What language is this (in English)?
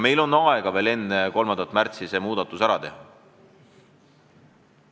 Estonian